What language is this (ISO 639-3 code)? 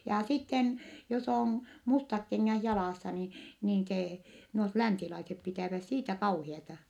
fin